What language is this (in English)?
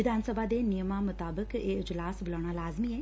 Punjabi